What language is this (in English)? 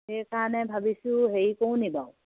Assamese